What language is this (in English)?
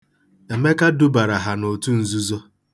Igbo